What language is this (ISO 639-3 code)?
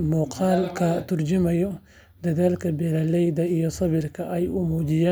som